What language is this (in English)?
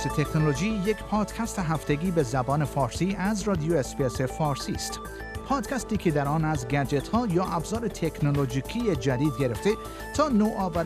Persian